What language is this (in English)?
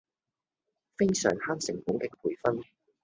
Cantonese